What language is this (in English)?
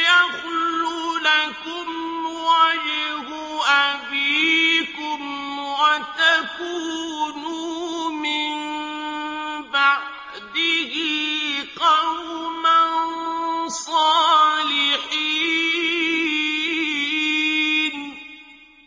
Arabic